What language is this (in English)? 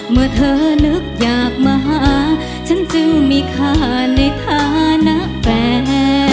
Thai